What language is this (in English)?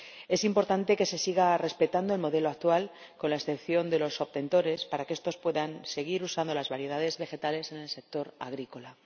Spanish